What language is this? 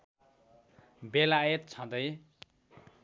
Nepali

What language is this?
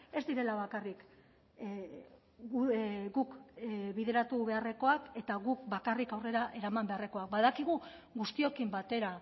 Basque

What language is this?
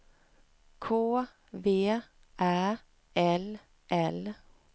Swedish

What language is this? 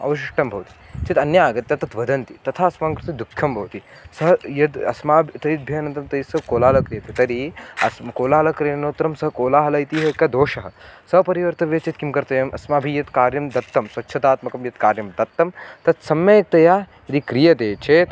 Sanskrit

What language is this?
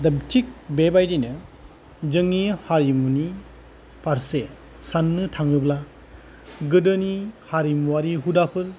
Bodo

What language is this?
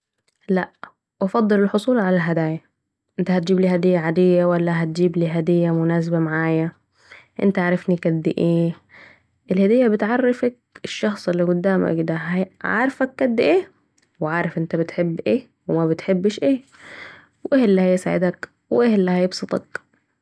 Saidi Arabic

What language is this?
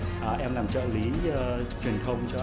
Vietnamese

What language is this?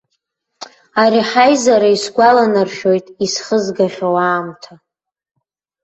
Abkhazian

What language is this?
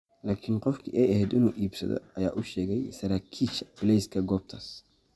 Somali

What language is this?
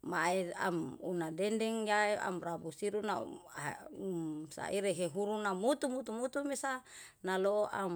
Yalahatan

